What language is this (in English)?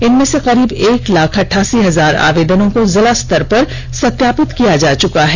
Hindi